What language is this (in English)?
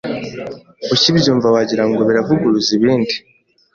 Kinyarwanda